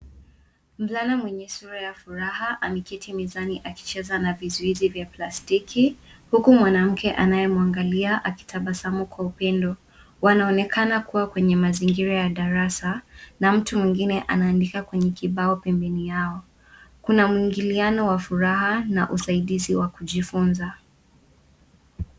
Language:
Swahili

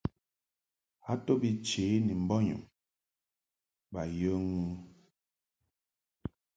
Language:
Mungaka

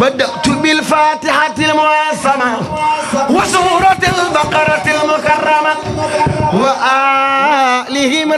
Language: Indonesian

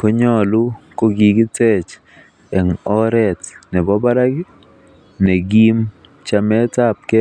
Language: Kalenjin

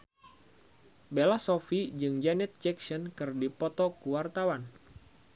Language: Sundanese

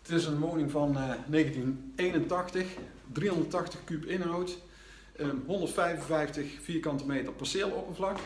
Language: Dutch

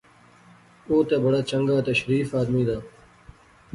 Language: Pahari-Potwari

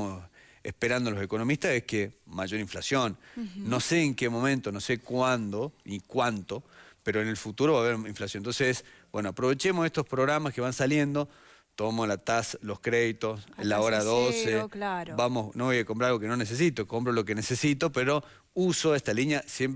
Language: Spanish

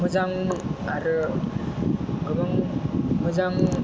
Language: Bodo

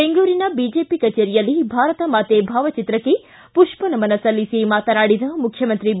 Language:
Kannada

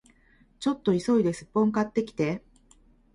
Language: Japanese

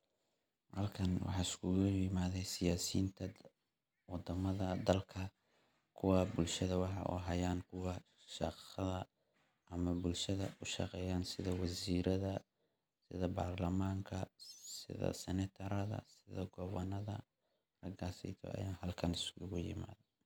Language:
Somali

